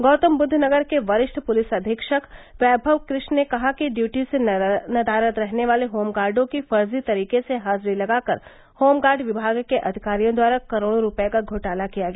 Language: Hindi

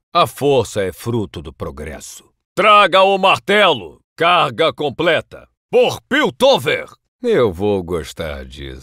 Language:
Portuguese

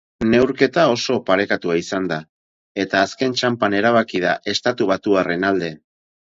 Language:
Basque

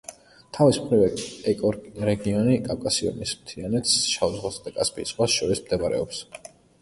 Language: Georgian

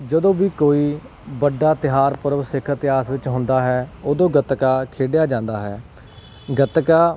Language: Punjabi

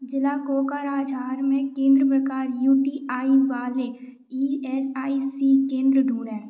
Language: Hindi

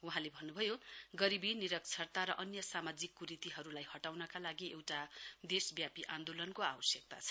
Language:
Nepali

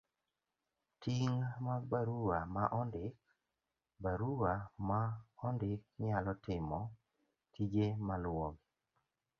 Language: Luo (Kenya and Tanzania)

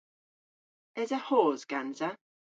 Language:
Cornish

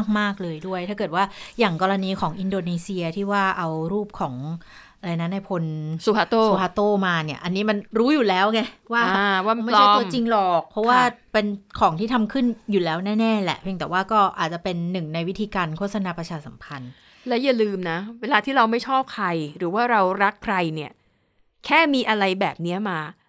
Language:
Thai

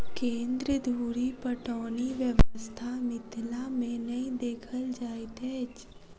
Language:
Maithili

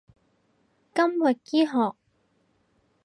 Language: Cantonese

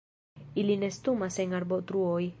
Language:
Esperanto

